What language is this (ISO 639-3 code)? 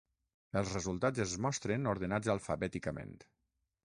cat